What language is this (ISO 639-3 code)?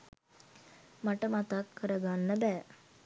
sin